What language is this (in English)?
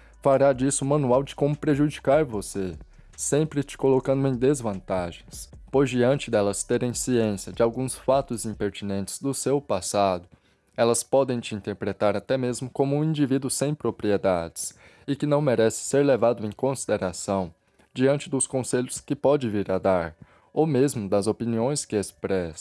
Portuguese